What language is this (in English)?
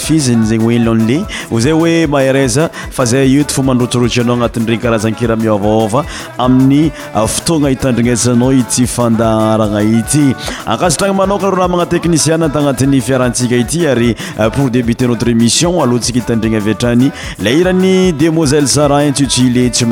French